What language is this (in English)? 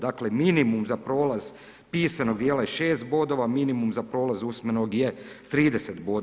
Croatian